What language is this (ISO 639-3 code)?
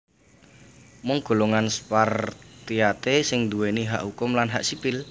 jav